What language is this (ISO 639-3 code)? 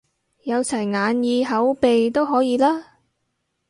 yue